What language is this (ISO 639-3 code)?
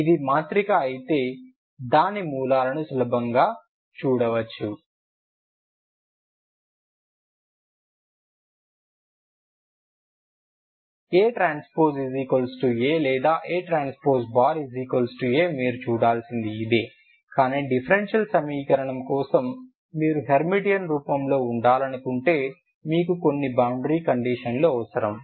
tel